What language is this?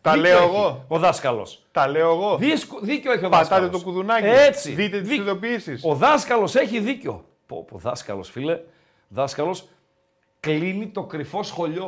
Greek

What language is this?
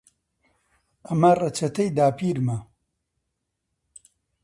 Central Kurdish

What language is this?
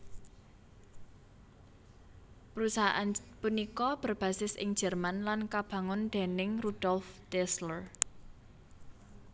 Javanese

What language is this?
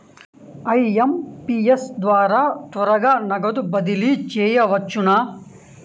Telugu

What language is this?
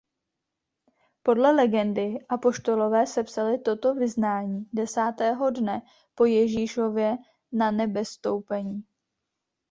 Czech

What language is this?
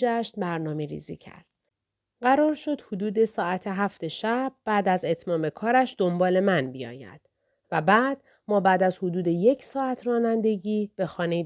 Persian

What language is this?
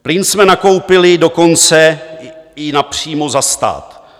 Czech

